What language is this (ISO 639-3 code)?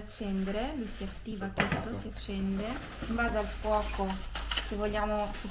ita